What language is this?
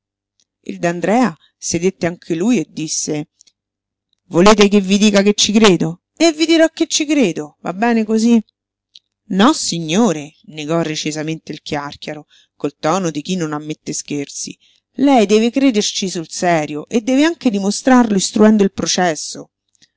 Italian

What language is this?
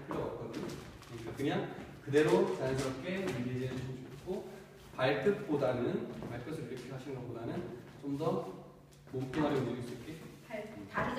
Korean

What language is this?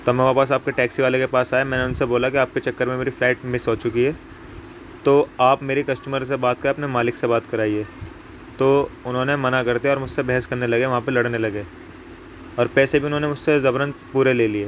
Urdu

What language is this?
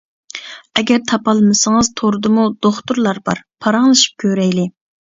Uyghur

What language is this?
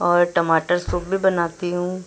Urdu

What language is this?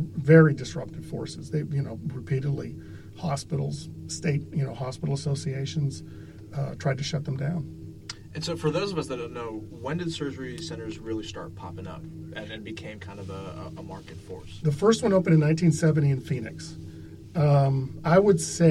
English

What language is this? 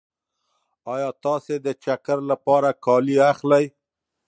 Pashto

